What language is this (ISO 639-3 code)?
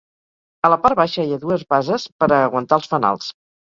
cat